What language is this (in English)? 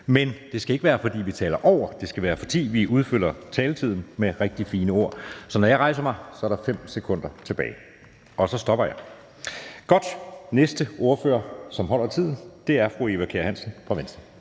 Danish